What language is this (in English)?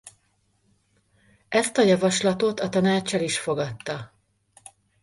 Hungarian